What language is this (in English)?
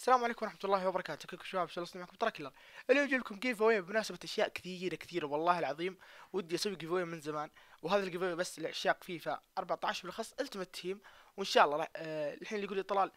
Arabic